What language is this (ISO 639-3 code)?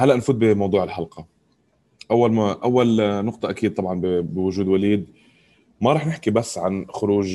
ara